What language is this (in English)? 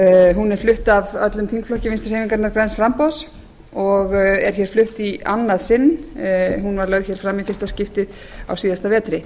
Icelandic